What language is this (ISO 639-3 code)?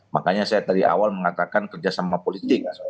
ind